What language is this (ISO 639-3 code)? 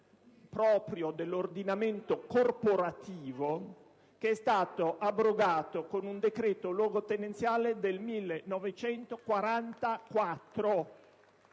ita